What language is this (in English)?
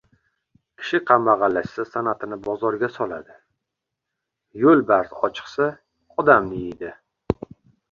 Uzbek